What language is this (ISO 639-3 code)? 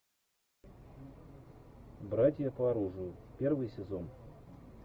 rus